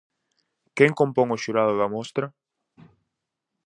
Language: Galician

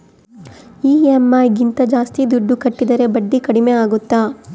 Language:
Kannada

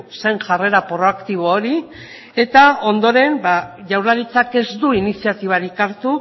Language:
Basque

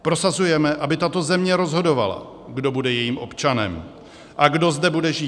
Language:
Czech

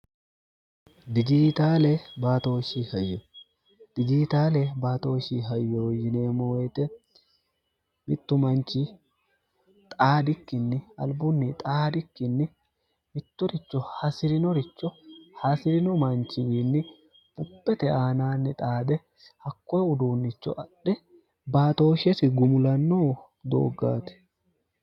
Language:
Sidamo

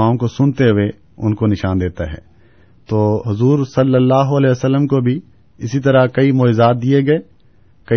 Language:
Urdu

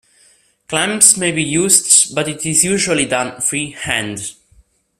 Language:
English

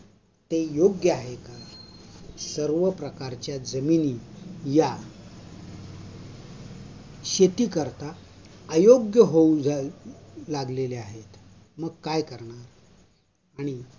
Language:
Marathi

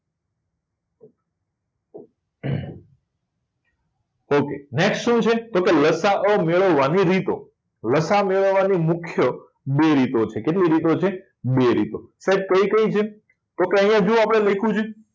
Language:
Gujarati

